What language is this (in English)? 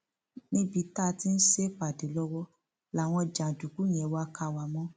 Yoruba